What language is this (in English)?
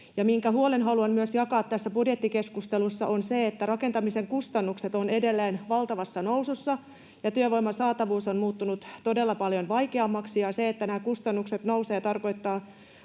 Finnish